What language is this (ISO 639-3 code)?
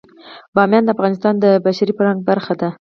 pus